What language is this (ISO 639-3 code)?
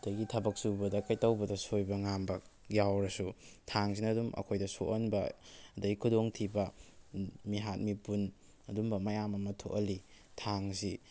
mni